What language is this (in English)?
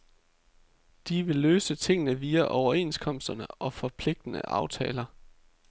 Danish